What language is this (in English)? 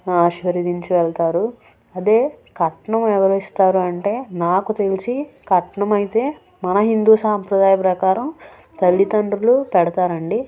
Telugu